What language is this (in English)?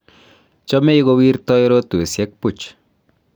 Kalenjin